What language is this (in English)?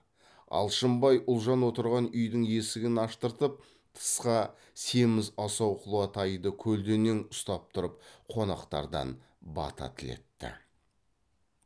Kazakh